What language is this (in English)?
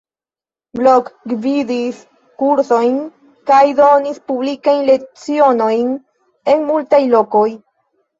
Esperanto